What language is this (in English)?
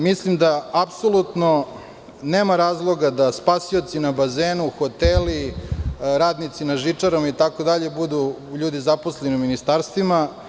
Serbian